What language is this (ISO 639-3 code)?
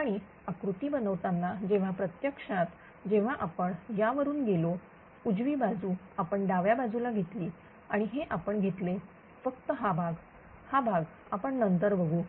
mar